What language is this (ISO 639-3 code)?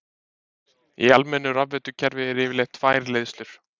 isl